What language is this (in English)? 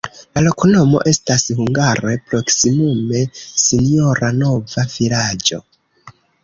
Esperanto